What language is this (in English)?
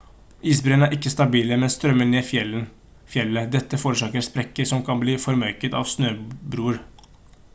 Norwegian Bokmål